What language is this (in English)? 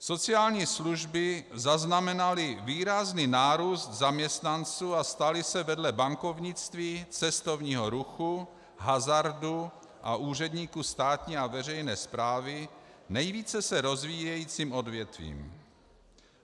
Czech